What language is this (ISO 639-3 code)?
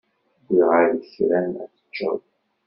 kab